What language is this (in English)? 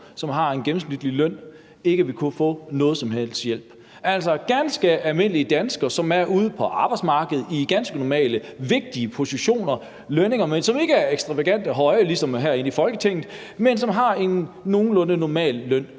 Danish